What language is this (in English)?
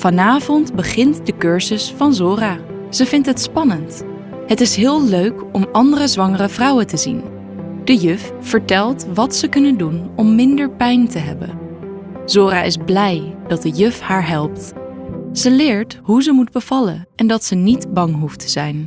Dutch